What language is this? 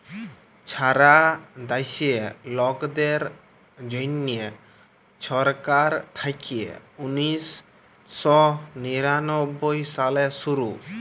Bangla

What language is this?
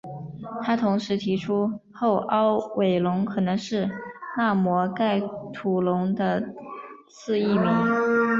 Chinese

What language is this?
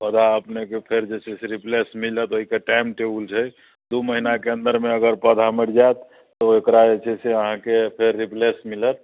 Maithili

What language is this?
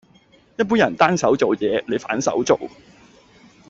Cantonese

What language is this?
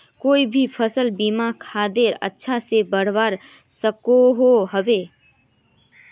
Magahi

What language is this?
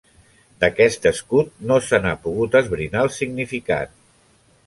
Catalan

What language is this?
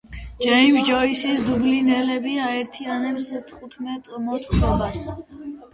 Georgian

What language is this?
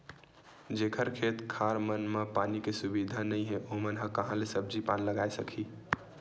Chhattisgarhi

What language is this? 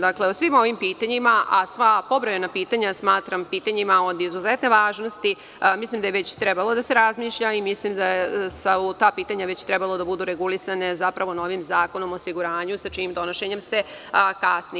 Serbian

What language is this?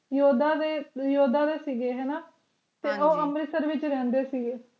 Punjabi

